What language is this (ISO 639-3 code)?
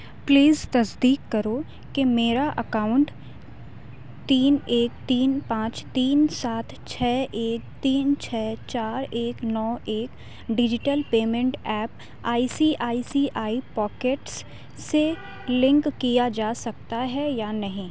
urd